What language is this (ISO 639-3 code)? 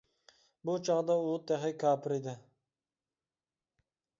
uig